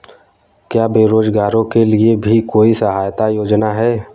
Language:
Hindi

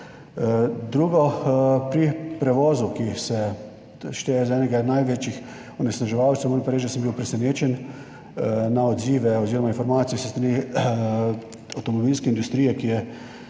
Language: Slovenian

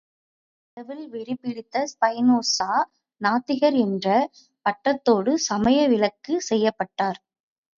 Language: Tamil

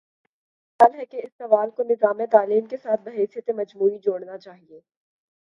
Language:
Urdu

